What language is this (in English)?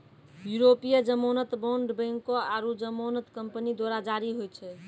Maithili